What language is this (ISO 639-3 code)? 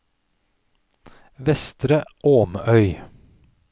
nor